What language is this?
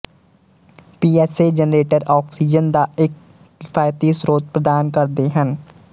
Punjabi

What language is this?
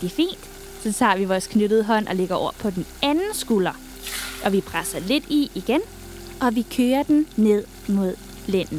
Danish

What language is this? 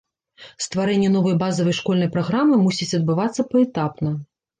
Belarusian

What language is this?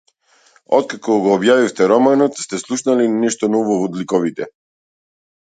Macedonian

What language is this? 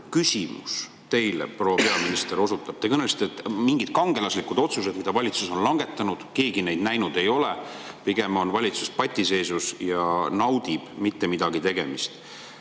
Estonian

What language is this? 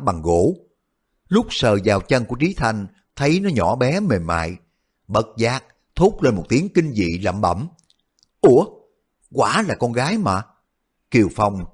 Vietnamese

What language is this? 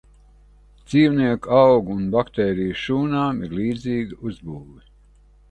Latvian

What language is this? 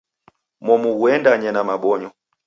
Taita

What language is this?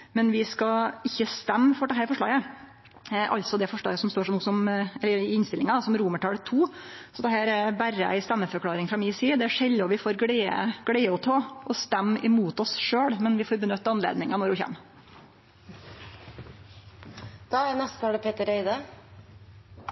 Norwegian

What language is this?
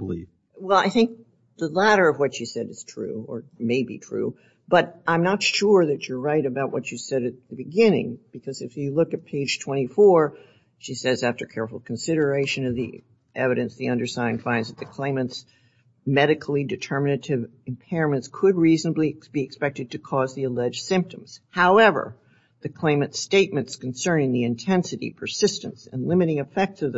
English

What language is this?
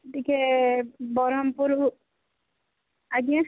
Odia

